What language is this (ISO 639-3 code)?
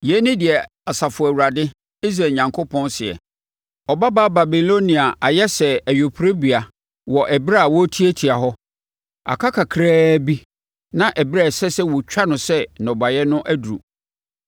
aka